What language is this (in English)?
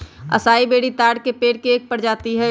Magahi